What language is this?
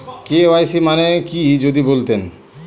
Bangla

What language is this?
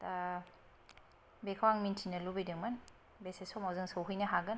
Bodo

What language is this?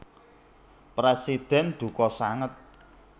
Javanese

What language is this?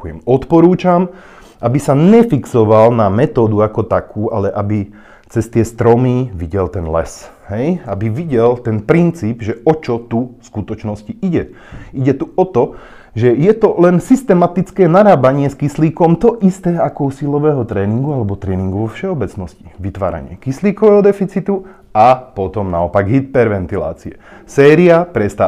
Slovak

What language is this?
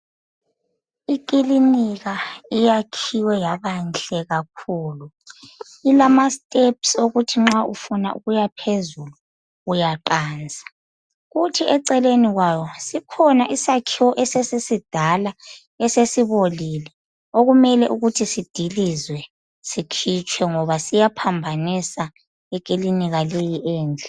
North Ndebele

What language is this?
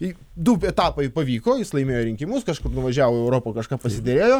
Lithuanian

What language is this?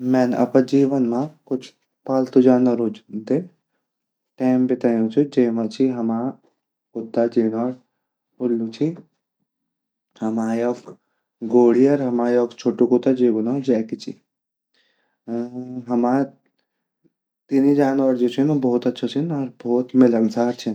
Garhwali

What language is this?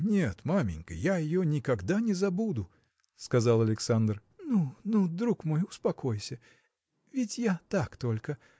Russian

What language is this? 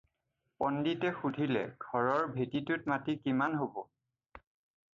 Assamese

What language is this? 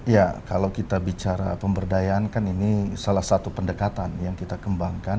Indonesian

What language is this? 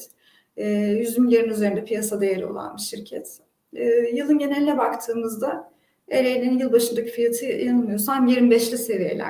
Turkish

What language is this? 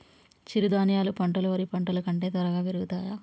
Telugu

